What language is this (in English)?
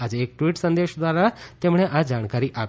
Gujarati